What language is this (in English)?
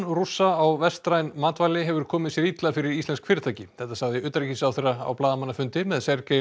Icelandic